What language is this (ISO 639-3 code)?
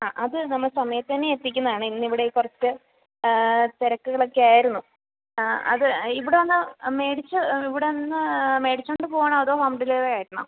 mal